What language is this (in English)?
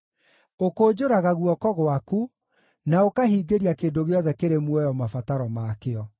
Kikuyu